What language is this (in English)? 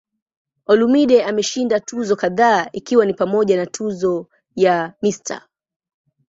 Swahili